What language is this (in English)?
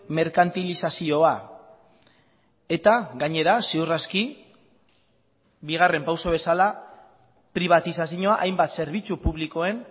Basque